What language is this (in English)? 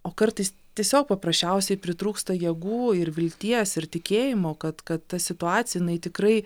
Lithuanian